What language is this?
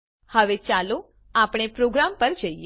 Gujarati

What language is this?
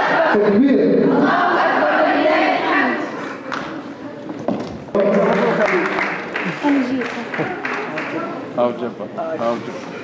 Arabic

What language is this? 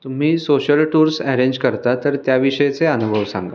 Marathi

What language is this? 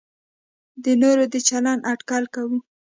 Pashto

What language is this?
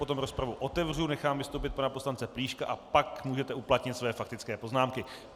Czech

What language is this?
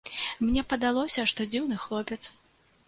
Belarusian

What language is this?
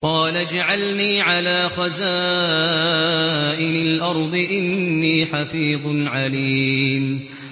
Arabic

